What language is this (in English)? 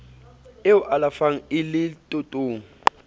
Southern Sotho